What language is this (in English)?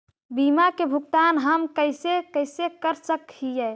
Magahi